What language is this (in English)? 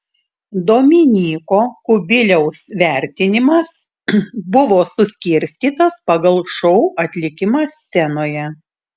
Lithuanian